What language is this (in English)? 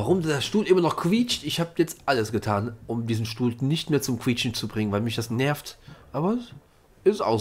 German